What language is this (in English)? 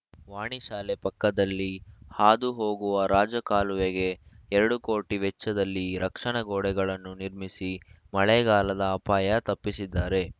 Kannada